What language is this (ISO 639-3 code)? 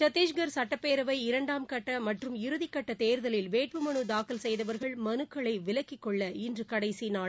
tam